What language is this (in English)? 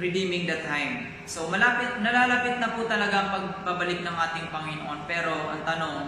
Filipino